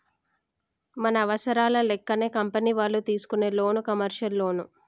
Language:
Telugu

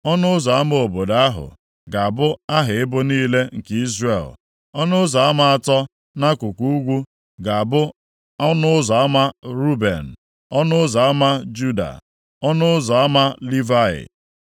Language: Igbo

